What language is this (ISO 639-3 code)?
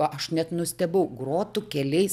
lit